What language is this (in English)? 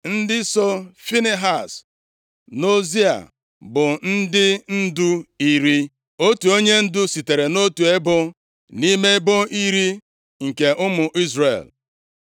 Igbo